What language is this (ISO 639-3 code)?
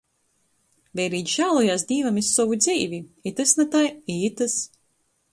ltg